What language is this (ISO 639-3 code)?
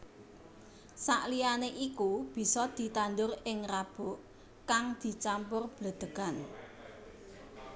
jav